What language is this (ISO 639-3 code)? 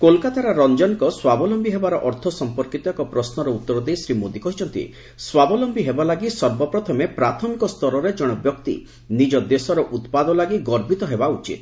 ori